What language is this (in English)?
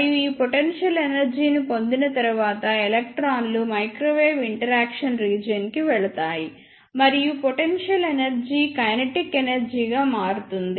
Telugu